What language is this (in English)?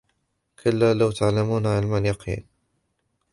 Arabic